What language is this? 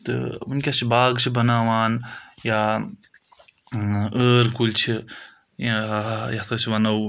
Kashmiri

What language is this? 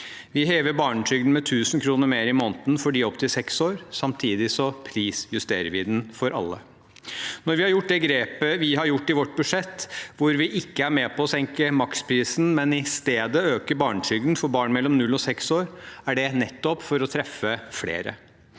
Norwegian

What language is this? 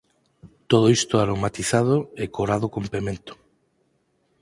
Galician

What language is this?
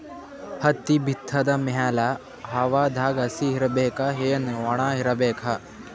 Kannada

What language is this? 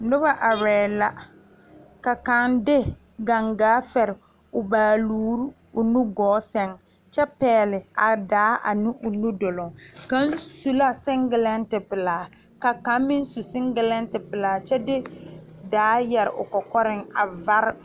Southern Dagaare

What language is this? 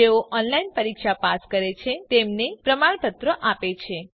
Gujarati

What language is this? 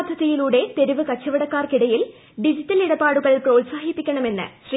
Malayalam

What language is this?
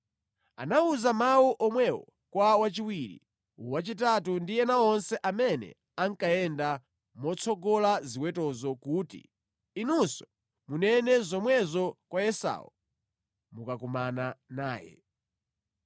Nyanja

